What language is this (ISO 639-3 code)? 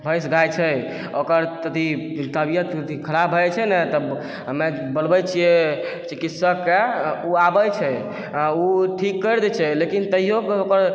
mai